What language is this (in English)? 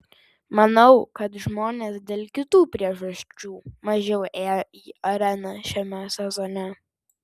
Lithuanian